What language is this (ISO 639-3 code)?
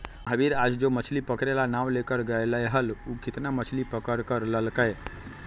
mag